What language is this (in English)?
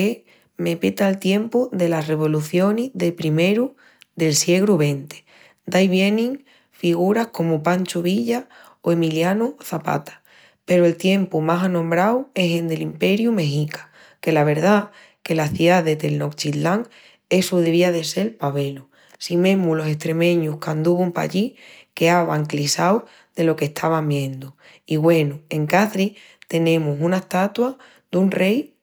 Extremaduran